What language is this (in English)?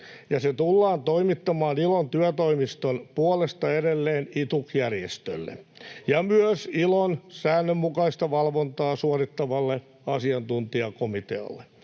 Finnish